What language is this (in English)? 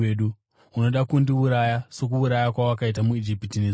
Shona